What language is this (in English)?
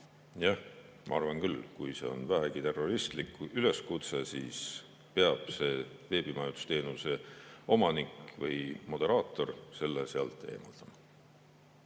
Estonian